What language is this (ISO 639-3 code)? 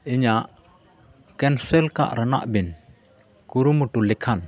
sat